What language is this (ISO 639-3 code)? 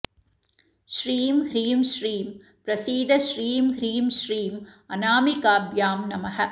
san